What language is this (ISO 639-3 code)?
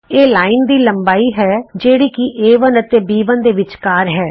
pan